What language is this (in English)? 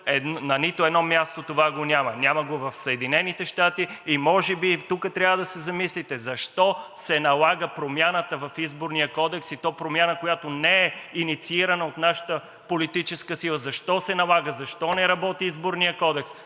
Bulgarian